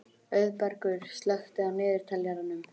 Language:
Icelandic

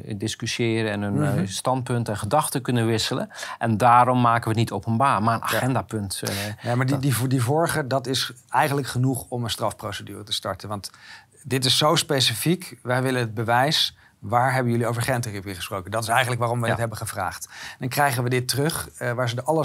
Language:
Dutch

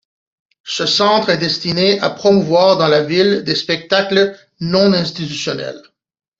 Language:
French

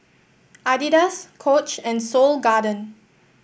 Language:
English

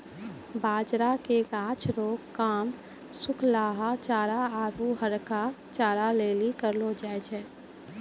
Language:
Maithili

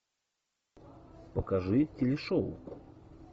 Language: Russian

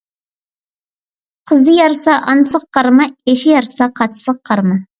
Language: Uyghur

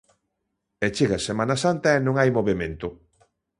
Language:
Galician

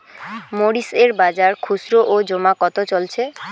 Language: Bangla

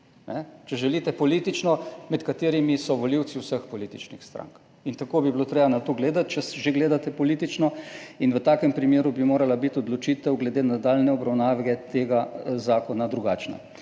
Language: Slovenian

